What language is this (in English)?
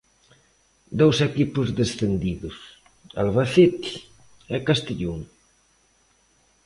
Galician